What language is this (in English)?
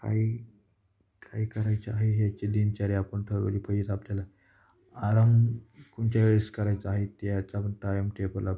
Marathi